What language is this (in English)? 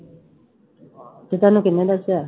Punjabi